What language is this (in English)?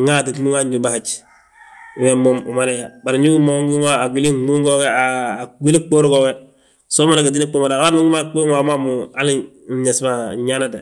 Balanta-Ganja